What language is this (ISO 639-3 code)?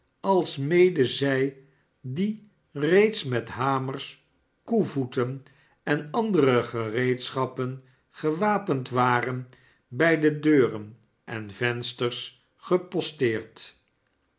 nld